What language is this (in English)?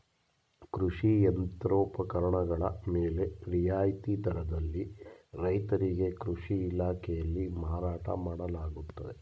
Kannada